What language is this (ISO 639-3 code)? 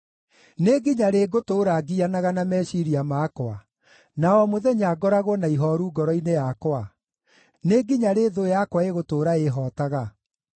kik